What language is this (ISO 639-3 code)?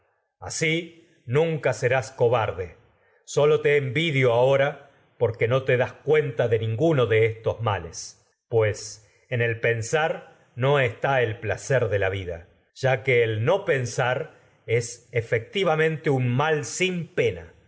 spa